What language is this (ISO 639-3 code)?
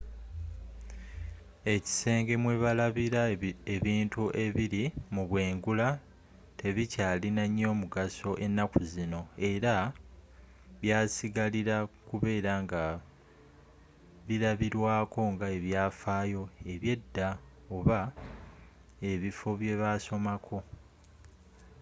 lug